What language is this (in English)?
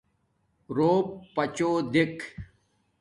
Domaaki